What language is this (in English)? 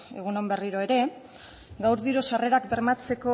Basque